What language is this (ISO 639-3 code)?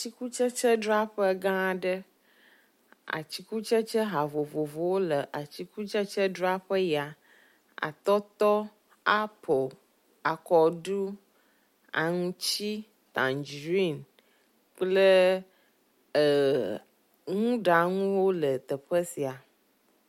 ewe